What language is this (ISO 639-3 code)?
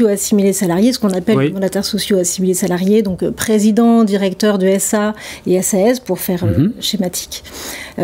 fra